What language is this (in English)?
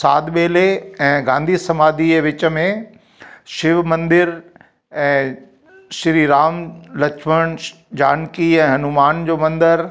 Sindhi